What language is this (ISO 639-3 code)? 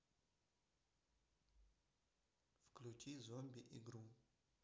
rus